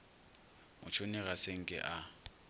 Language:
Northern Sotho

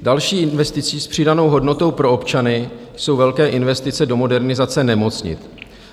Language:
Czech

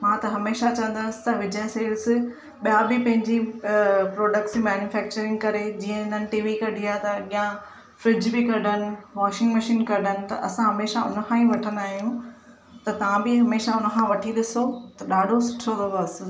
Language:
Sindhi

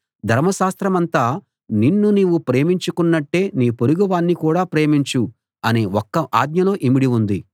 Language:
Telugu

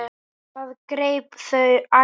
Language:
Icelandic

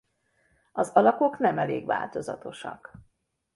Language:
Hungarian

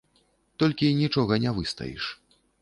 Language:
Belarusian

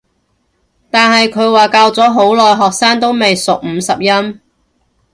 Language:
Cantonese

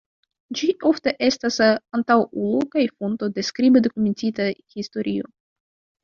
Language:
Esperanto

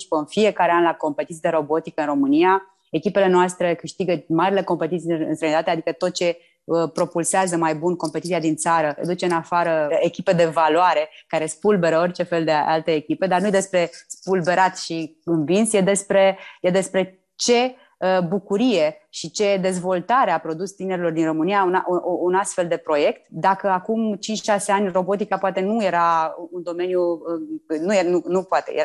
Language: Romanian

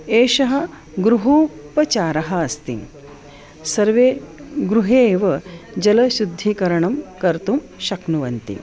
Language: Sanskrit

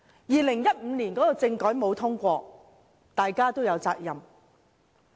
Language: Cantonese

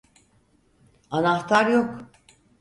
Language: Turkish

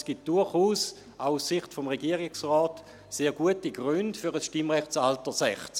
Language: Swiss German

